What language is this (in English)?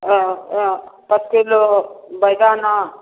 Maithili